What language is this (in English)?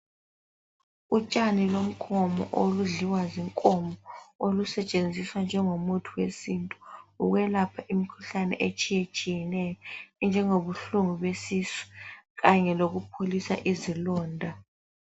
North Ndebele